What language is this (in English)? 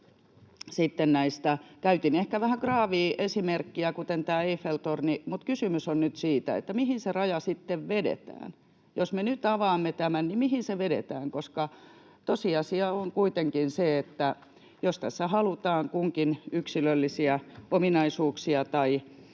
Finnish